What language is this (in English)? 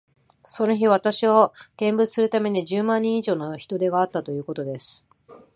Japanese